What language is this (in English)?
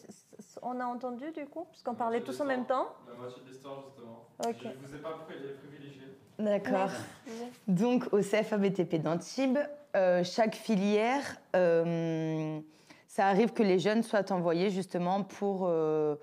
French